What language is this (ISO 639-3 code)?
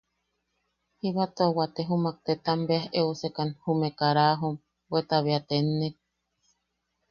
yaq